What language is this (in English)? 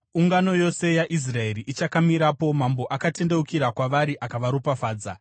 Shona